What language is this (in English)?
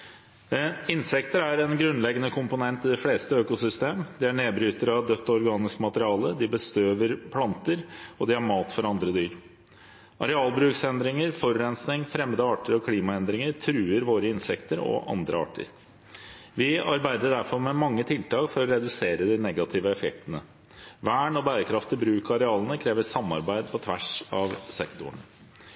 Norwegian Bokmål